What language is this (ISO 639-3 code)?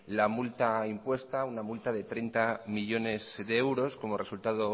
spa